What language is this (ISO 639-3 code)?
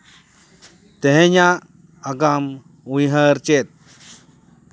sat